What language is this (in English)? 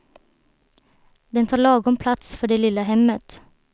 Swedish